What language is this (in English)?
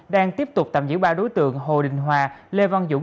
Vietnamese